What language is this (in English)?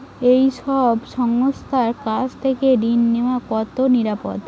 Bangla